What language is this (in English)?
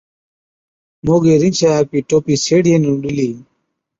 Od